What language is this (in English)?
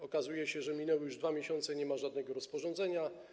Polish